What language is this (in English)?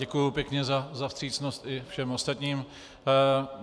Czech